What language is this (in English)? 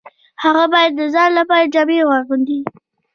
Pashto